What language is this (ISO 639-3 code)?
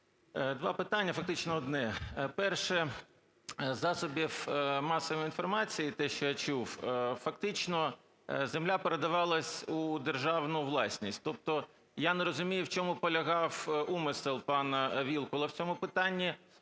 ukr